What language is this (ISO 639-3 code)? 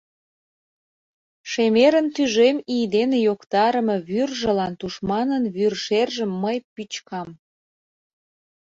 chm